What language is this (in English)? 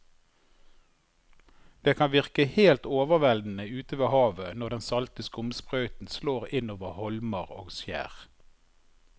Norwegian